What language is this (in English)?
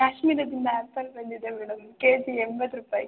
Kannada